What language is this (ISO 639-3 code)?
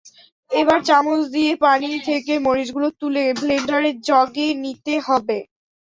ben